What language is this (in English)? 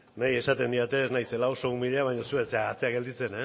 Basque